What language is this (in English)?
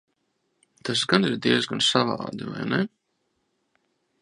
Latvian